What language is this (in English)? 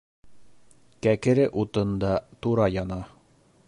Bashkir